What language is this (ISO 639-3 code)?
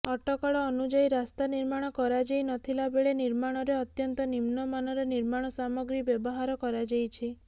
ori